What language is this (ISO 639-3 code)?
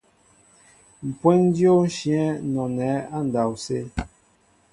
mbo